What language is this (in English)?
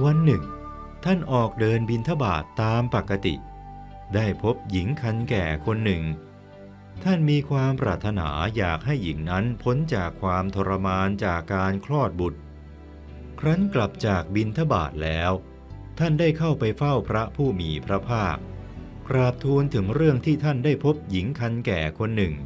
Thai